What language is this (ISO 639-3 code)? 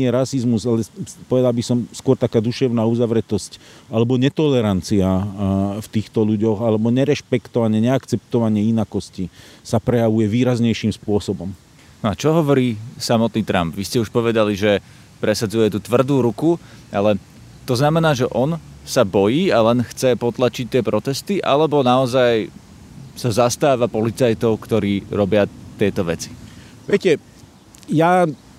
slk